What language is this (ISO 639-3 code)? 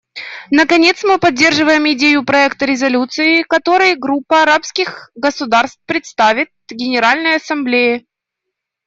rus